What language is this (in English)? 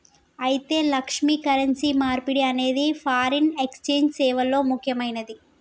Telugu